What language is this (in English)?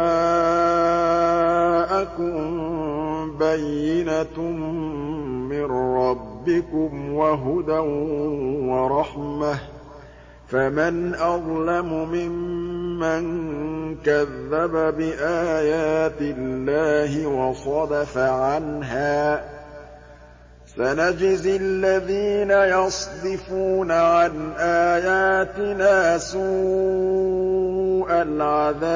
Arabic